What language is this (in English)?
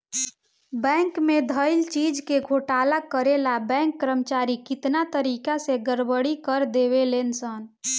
Bhojpuri